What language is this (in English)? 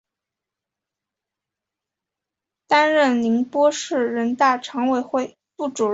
Chinese